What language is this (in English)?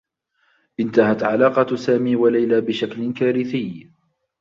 Arabic